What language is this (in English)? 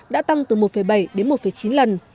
Vietnamese